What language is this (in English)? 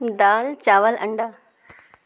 Urdu